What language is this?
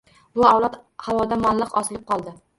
Uzbek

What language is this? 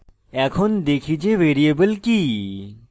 Bangla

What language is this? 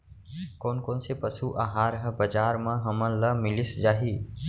Chhattisgarhi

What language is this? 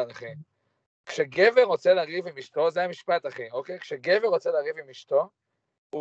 Hebrew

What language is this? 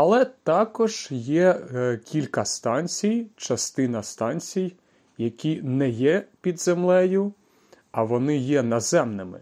Ukrainian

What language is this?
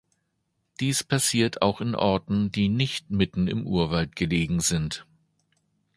German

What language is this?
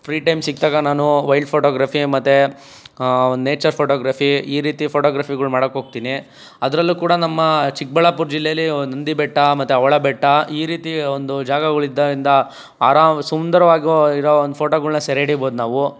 Kannada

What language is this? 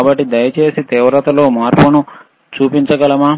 Telugu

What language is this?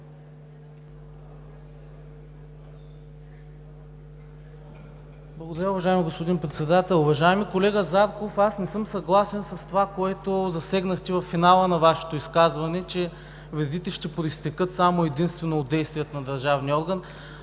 Bulgarian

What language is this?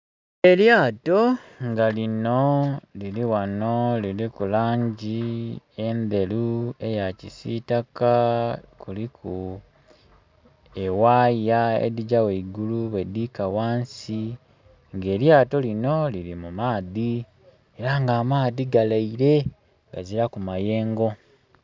Soga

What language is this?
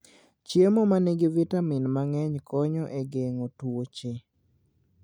Luo (Kenya and Tanzania)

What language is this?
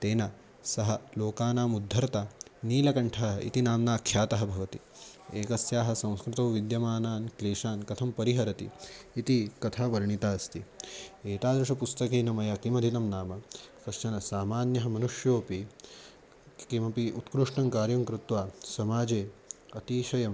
Sanskrit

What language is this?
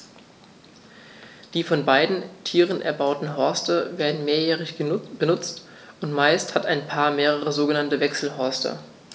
German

